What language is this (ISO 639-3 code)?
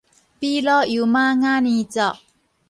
nan